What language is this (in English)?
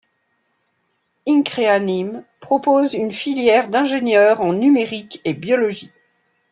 French